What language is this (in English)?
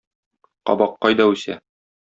Tatar